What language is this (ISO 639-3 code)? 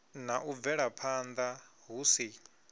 ven